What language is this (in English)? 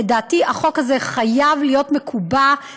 Hebrew